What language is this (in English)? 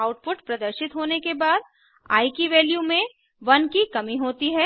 Hindi